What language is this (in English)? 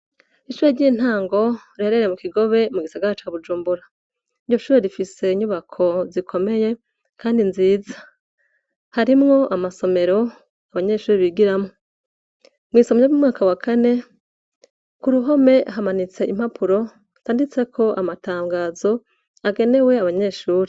Rundi